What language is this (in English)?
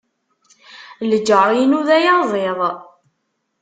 Kabyle